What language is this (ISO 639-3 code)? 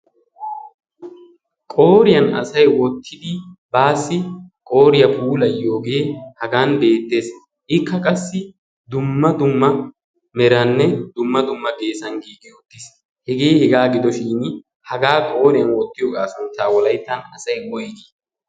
wal